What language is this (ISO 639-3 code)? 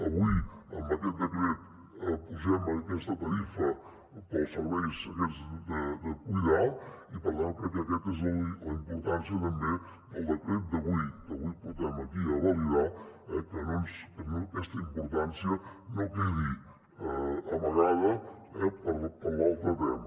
cat